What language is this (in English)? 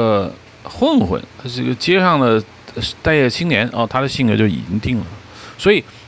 Chinese